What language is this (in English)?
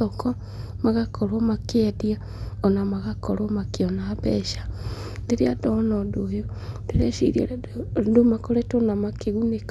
Kikuyu